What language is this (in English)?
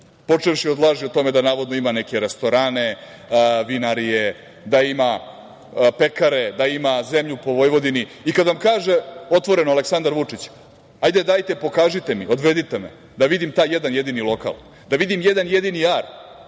Serbian